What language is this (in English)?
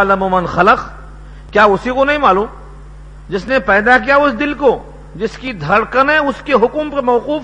Urdu